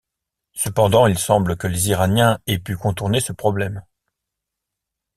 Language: French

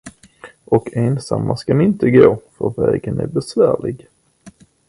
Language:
Swedish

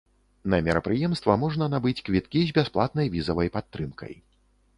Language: Belarusian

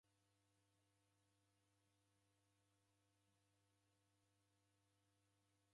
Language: Taita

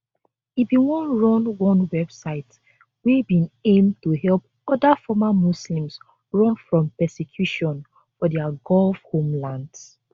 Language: Nigerian Pidgin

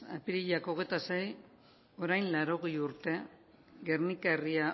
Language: Basque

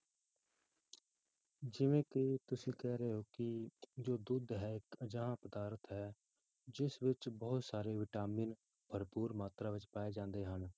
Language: Punjabi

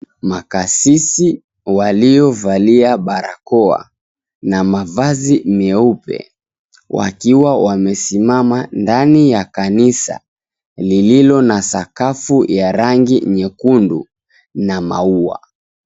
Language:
Swahili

